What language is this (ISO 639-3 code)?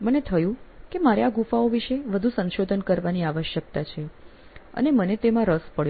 guj